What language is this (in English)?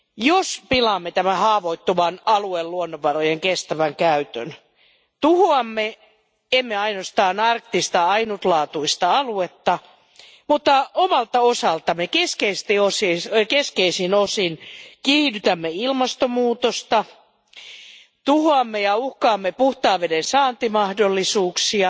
Finnish